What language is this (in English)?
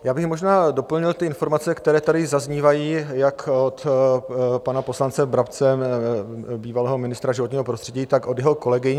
Czech